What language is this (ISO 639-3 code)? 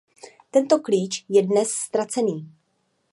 ces